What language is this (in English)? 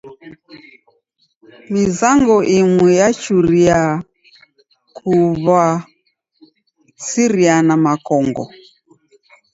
Taita